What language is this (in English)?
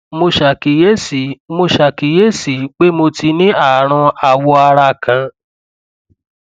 Yoruba